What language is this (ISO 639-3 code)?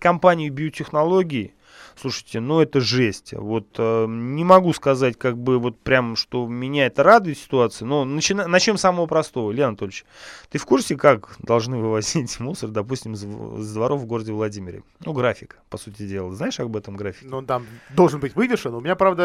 rus